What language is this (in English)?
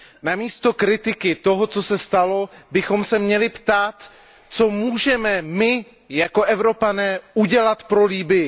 Czech